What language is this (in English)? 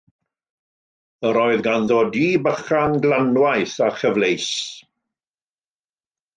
Welsh